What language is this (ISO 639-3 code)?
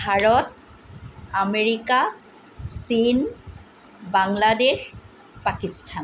asm